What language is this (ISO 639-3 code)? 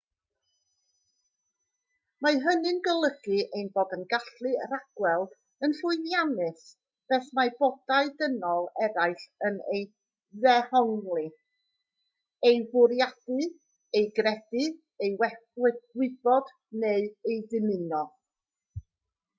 cym